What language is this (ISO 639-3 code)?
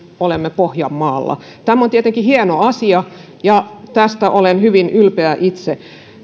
fin